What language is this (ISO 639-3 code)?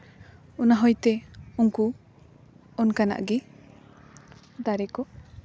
sat